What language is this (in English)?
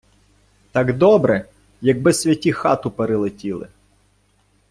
Ukrainian